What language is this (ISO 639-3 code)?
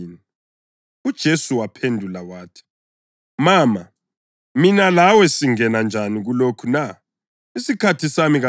nde